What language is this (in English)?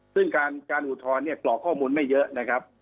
Thai